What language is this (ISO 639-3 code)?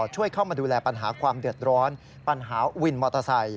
tha